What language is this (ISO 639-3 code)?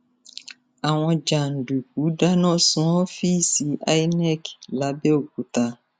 yor